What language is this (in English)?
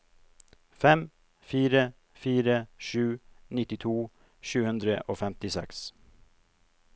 Norwegian